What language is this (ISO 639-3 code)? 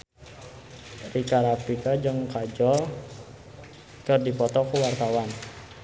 sun